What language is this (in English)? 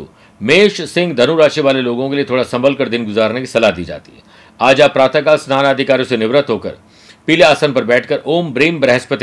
Hindi